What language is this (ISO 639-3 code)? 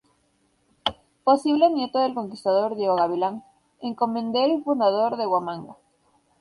spa